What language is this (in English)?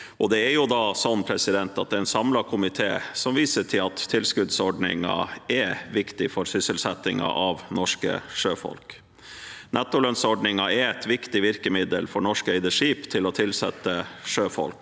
Norwegian